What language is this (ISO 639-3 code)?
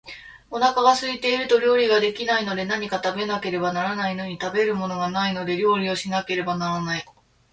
jpn